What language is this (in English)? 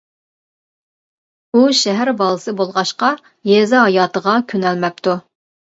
Uyghur